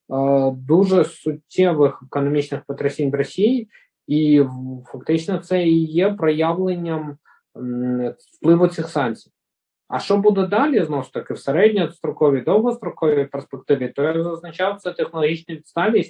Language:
Ukrainian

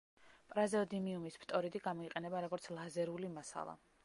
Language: Georgian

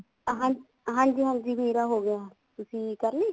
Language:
Punjabi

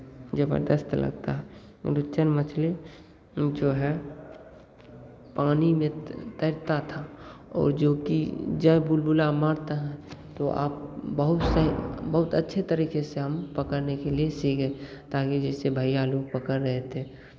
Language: Hindi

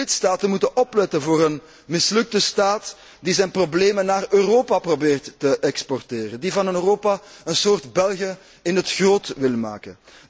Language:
Dutch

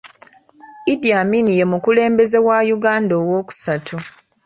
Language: Ganda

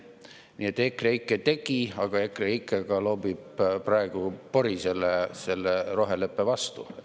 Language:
Estonian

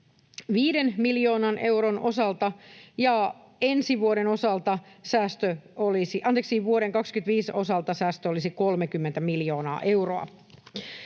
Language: Finnish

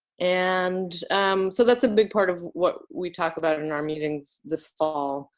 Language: English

